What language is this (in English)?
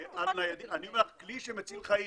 Hebrew